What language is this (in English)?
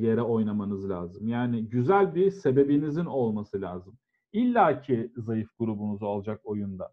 Turkish